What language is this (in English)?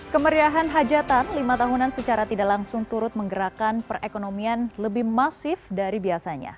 Indonesian